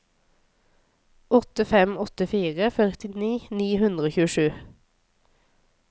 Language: Norwegian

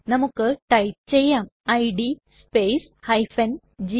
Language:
Malayalam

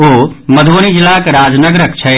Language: Maithili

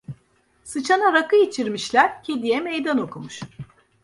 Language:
Turkish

